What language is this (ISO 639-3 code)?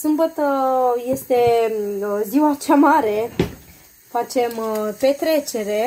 ron